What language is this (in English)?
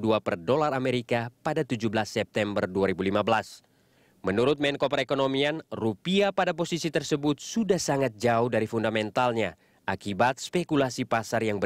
Indonesian